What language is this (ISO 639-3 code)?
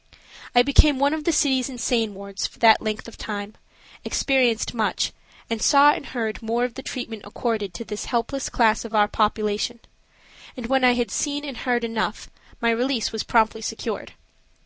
eng